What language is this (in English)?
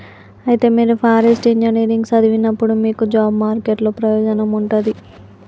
Telugu